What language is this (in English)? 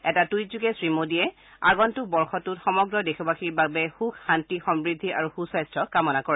Assamese